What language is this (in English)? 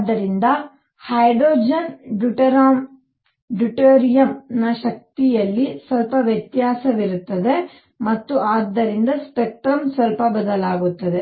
Kannada